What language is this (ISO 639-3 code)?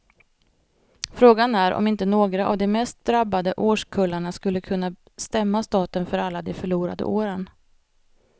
swe